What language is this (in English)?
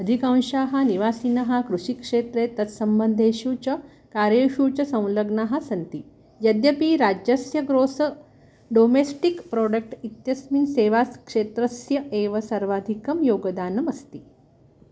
Sanskrit